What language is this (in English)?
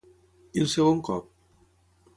Catalan